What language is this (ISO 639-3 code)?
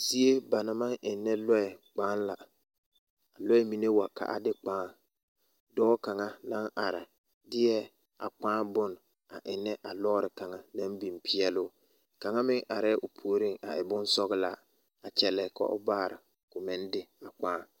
dga